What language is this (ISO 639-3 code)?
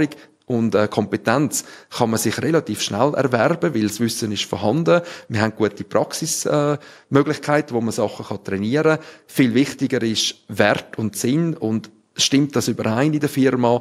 deu